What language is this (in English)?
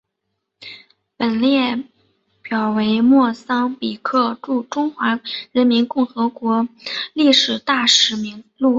Chinese